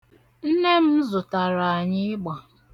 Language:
Igbo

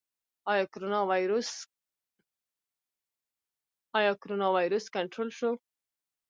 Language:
Pashto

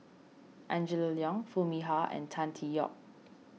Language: English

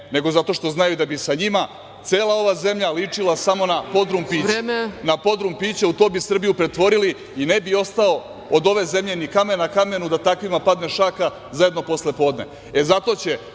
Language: Serbian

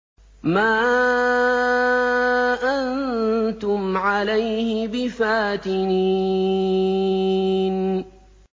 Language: Arabic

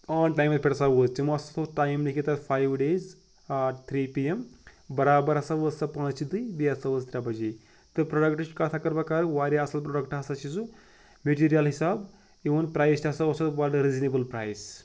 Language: Kashmiri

